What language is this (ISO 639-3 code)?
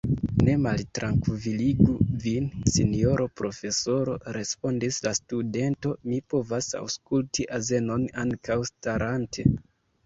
epo